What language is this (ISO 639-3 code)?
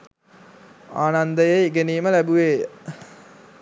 sin